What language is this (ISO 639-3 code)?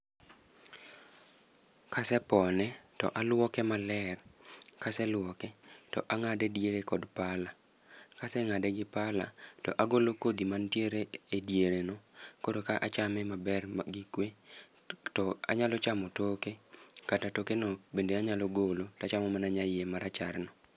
luo